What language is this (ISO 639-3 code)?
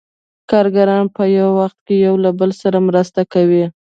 pus